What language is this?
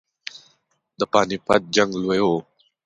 Pashto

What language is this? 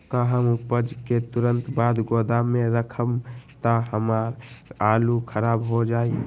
Magahi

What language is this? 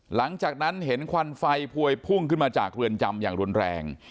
Thai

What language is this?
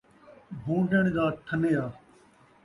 Saraiki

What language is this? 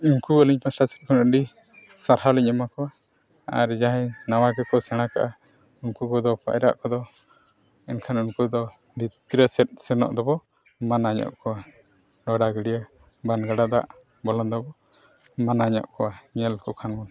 Santali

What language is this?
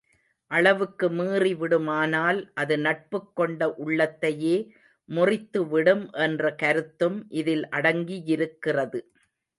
Tamil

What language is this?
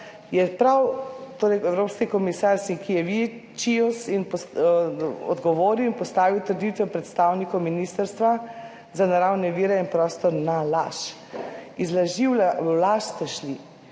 Slovenian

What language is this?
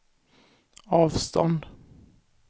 Swedish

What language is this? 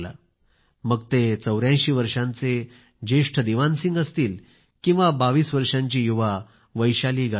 Marathi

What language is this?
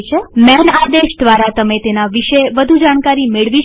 Gujarati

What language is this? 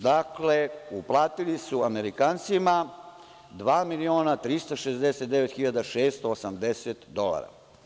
Serbian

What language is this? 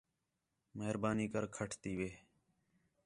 Khetrani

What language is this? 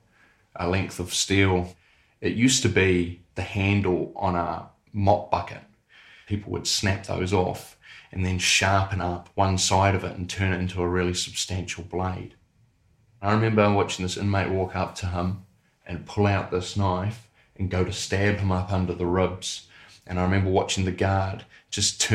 English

